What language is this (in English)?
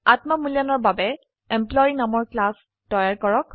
Assamese